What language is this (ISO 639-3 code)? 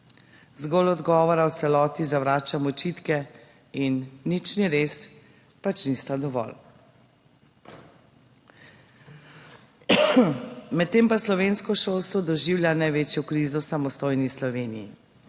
slv